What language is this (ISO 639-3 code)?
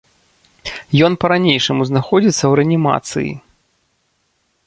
bel